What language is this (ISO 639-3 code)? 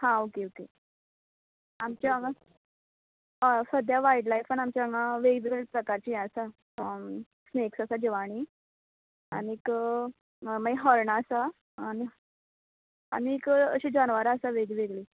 kok